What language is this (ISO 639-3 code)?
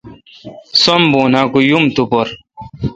xka